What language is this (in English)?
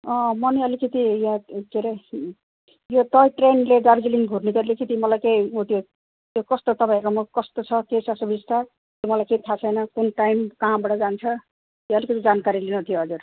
Nepali